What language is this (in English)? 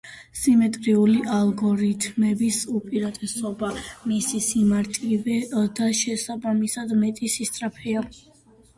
Georgian